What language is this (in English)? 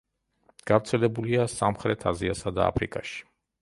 Georgian